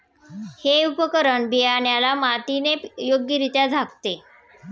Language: Marathi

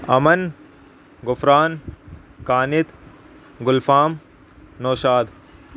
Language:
Urdu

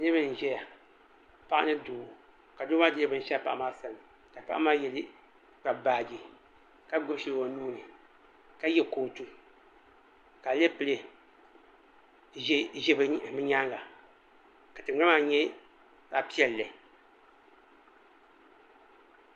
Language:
Dagbani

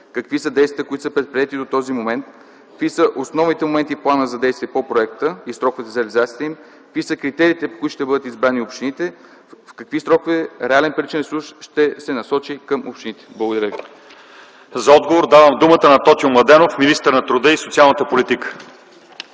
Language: Bulgarian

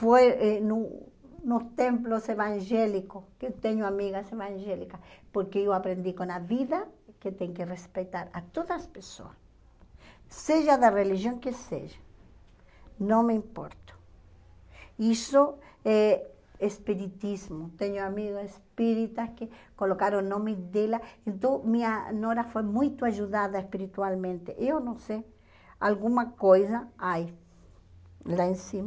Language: Portuguese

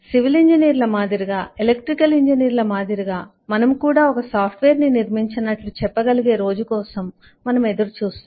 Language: Telugu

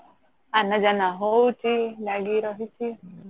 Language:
Odia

